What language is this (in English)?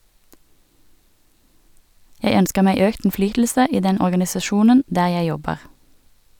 Norwegian